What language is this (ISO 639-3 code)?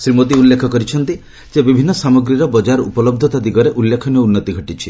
ori